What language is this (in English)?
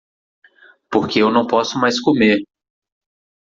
Portuguese